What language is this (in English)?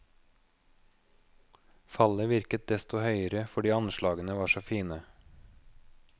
Norwegian